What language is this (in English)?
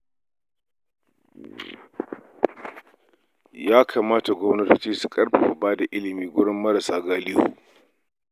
Hausa